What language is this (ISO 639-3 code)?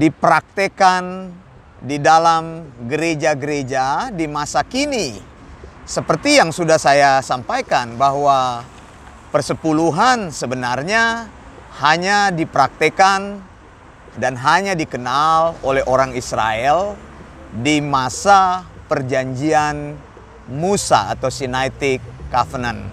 ind